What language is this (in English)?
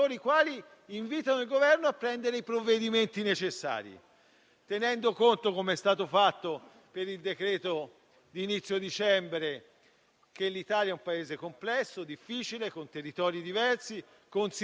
Italian